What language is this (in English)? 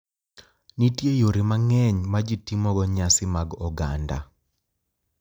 Luo (Kenya and Tanzania)